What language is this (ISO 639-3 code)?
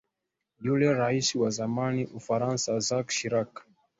swa